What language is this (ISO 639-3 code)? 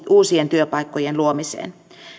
fin